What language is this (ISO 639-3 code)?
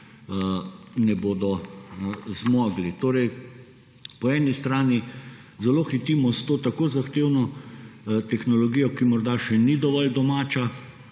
slv